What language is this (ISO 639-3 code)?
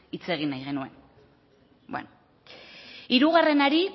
eus